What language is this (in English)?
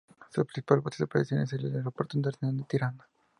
Spanish